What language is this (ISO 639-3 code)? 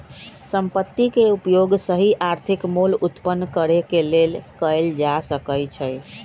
mag